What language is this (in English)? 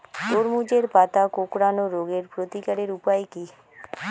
Bangla